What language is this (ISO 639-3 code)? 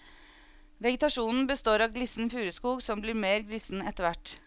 nor